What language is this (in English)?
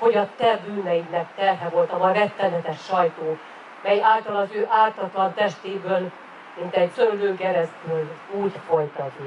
Hungarian